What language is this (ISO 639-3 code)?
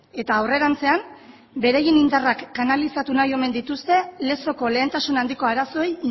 eus